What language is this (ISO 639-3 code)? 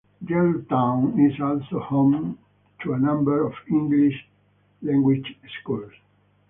eng